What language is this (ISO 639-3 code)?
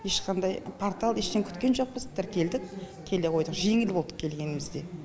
kaz